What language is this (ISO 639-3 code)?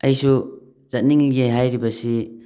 mni